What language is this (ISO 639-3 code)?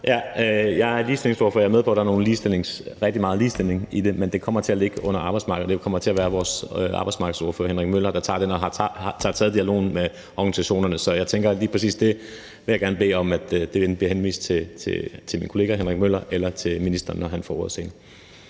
dan